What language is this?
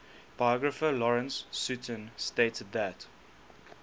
English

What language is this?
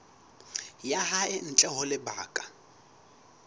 Southern Sotho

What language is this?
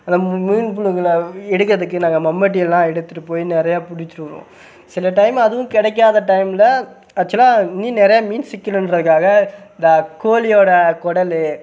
Tamil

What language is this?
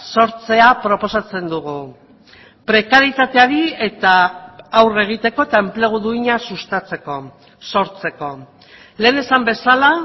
Basque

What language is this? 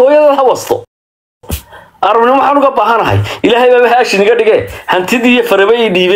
Arabic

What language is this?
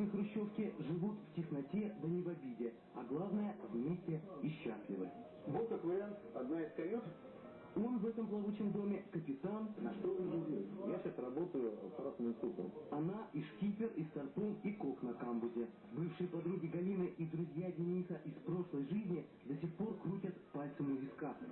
Russian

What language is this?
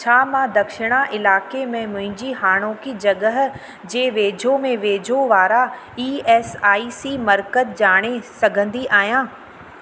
Sindhi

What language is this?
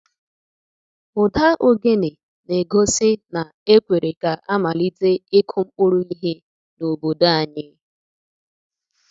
Igbo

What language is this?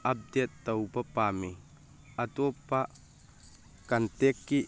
Manipuri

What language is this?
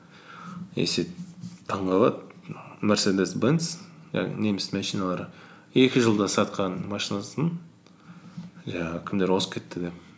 Kazakh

